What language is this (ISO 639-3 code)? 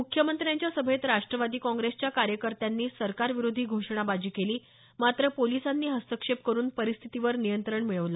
mar